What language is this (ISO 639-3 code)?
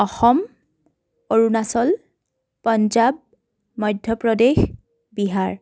asm